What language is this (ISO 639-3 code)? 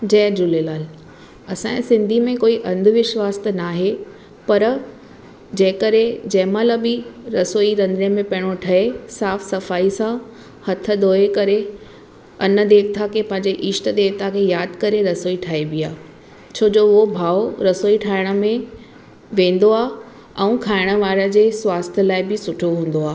snd